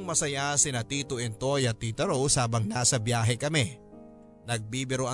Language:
Filipino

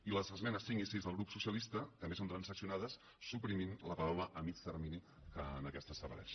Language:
Catalan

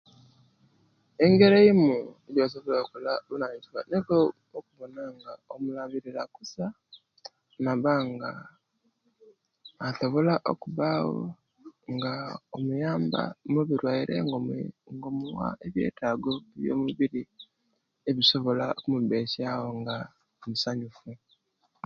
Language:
Kenyi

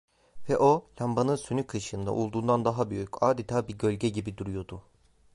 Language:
Turkish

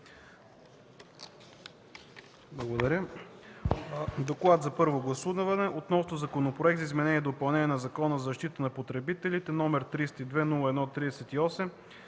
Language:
Bulgarian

